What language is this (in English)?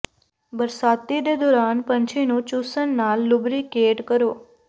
Punjabi